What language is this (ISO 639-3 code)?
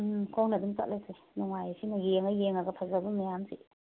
mni